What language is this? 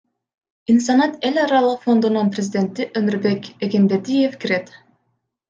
Kyrgyz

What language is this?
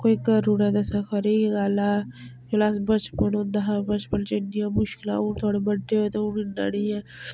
Dogri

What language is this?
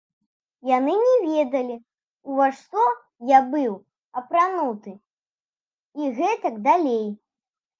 Belarusian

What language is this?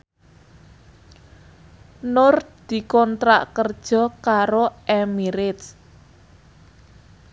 Javanese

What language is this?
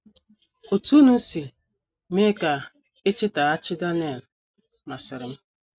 Igbo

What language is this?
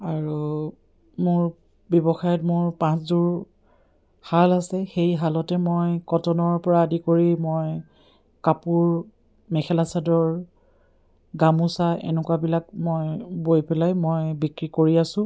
Assamese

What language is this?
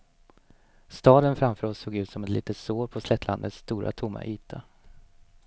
Swedish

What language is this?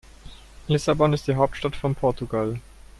German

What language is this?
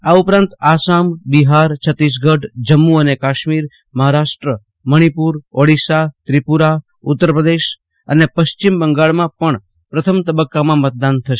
Gujarati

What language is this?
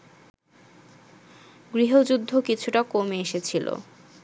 Bangla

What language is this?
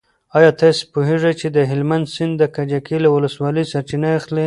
Pashto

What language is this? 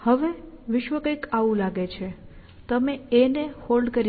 Gujarati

